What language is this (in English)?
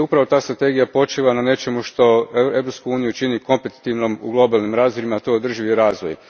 Croatian